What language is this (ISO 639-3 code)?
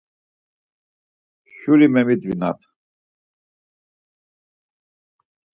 lzz